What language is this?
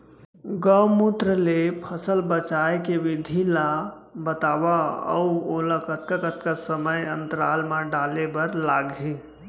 Chhattisgarhi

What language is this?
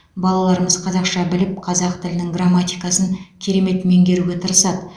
Kazakh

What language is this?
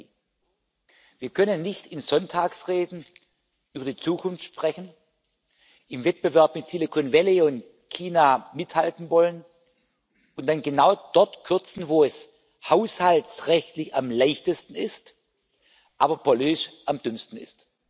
German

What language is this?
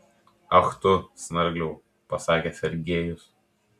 Lithuanian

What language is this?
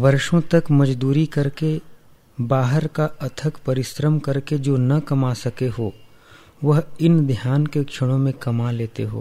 Hindi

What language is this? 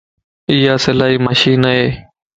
Lasi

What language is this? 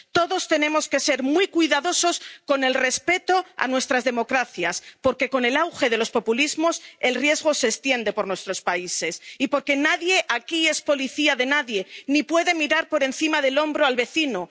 Spanish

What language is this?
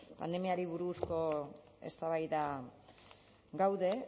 Basque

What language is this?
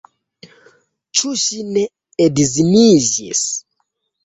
Esperanto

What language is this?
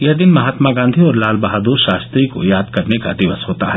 Hindi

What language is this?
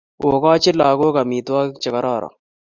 Kalenjin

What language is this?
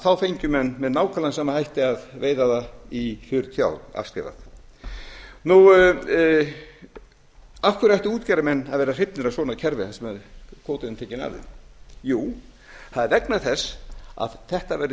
Icelandic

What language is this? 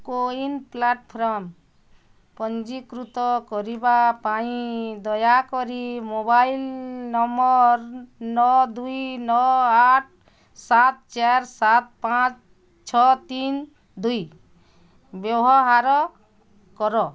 Odia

